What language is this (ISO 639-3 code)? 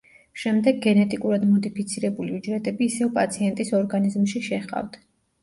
kat